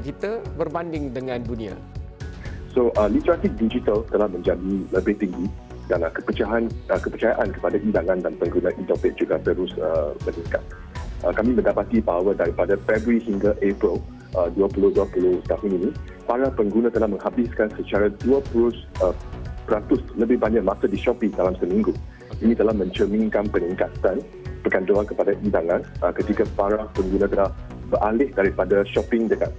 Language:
Malay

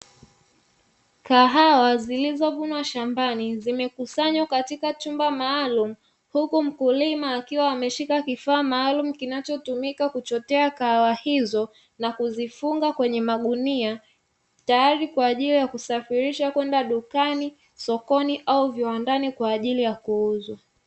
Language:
Swahili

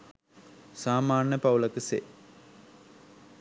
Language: Sinhala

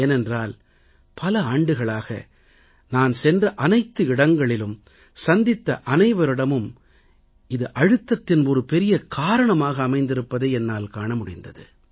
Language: Tamil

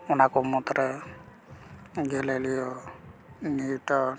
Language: Santali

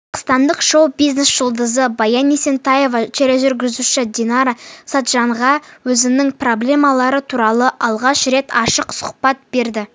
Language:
Kazakh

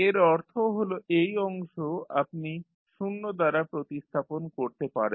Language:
Bangla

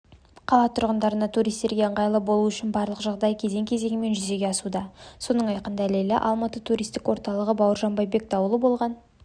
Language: Kazakh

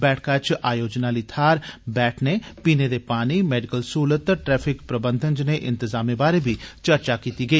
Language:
Dogri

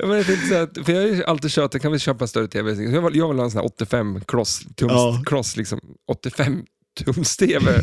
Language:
Swedish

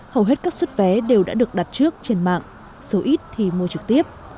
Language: Vietnamese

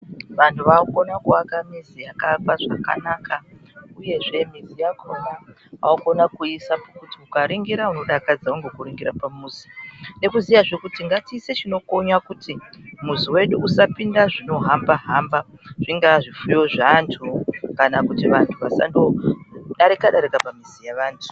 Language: Ndau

